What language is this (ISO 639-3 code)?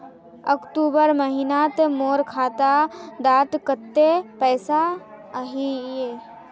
mag